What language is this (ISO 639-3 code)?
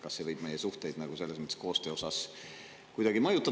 est